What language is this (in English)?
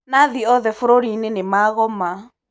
Kikuyu